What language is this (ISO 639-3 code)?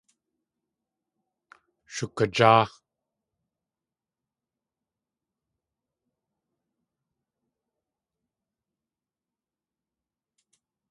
tli